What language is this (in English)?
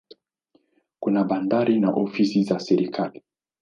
Swahili